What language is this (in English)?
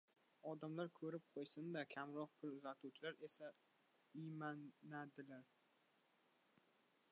Uzbek